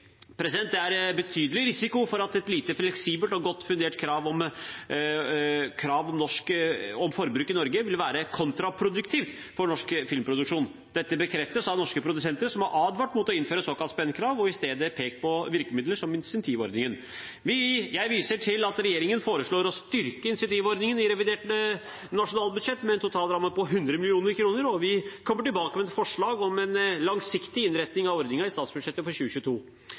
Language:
Norwegian Bokmål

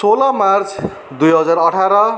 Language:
Nepali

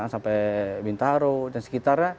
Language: Indonesian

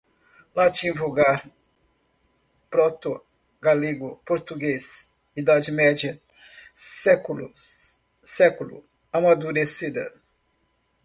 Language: Portuguese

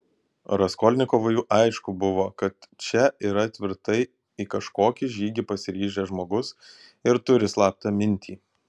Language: Lithuanian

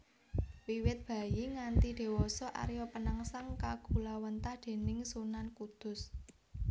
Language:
Javanese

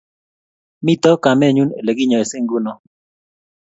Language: Kalenjin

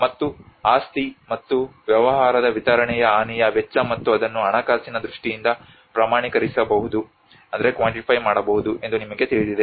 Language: Kannada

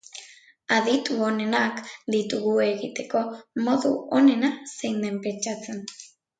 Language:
Basque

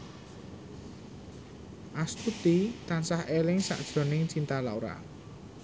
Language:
Javanese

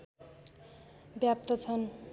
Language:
Nepali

